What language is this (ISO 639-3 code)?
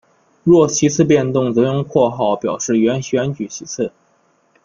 zho